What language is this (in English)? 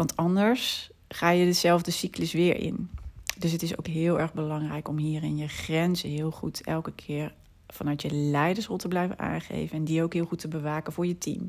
Dutch